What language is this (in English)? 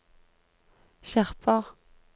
Norwegian